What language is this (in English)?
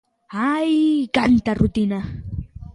Galician